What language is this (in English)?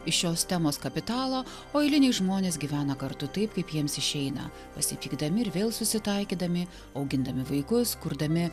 Lithuanian